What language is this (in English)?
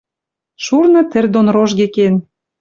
Western Mari